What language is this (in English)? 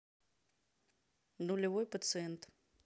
Russian